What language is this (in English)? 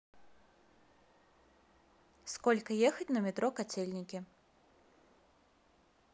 Russian